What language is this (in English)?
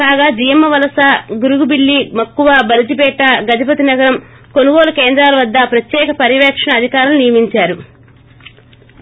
Telugu